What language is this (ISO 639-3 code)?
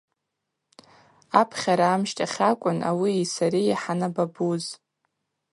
abq